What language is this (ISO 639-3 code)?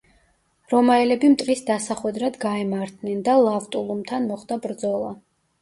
kat